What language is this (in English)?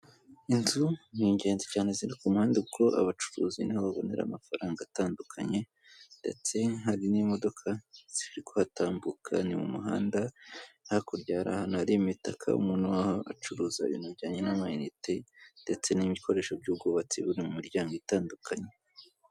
Kinyarwanda